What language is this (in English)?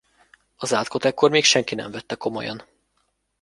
Hungarian